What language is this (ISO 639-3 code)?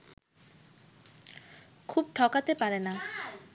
ben